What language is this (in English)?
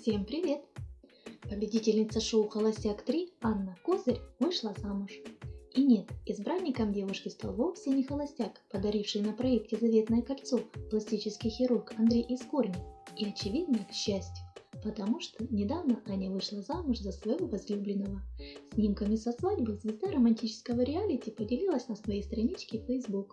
Russian